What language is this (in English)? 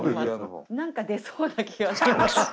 Japanese